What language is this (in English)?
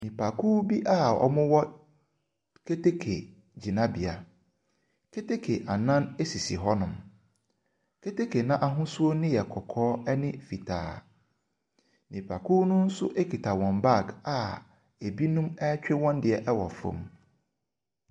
Akan